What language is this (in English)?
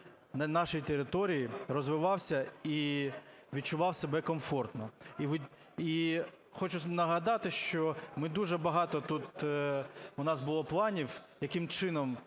Ukrainian